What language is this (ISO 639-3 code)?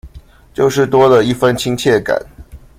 zho